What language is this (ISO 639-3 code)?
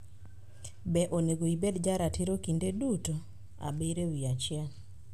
luo